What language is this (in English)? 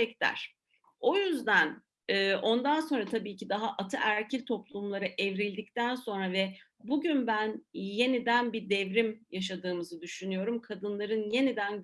Turkish